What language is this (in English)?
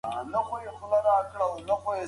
Pashto